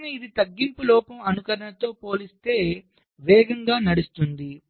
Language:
Telugu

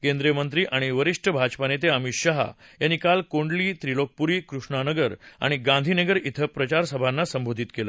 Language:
Marathi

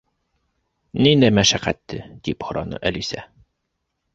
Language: Bashkir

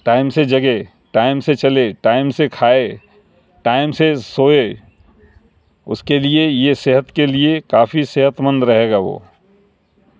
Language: Urdu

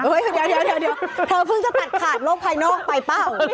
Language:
Thai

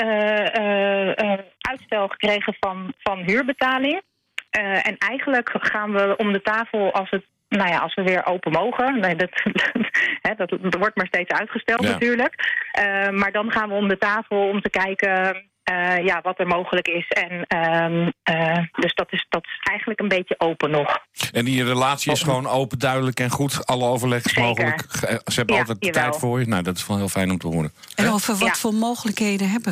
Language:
Dutch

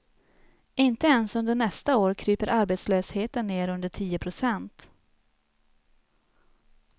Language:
Swedish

